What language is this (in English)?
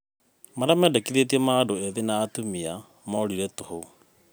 Kikuyu